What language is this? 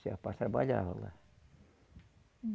Portuguese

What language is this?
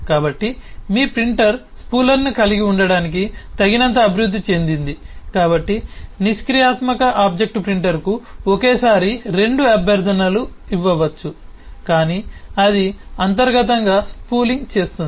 Telugu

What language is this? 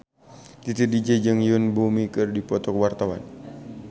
Sundanese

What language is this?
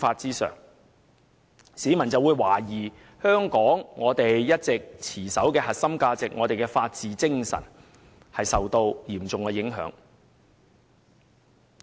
Cantonese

